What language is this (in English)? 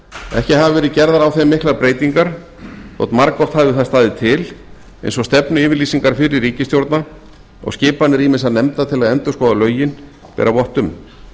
Icelandic